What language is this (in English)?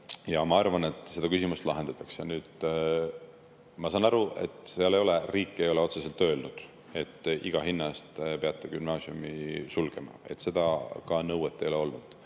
Estonian